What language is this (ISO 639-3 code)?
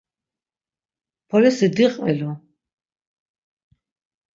lzz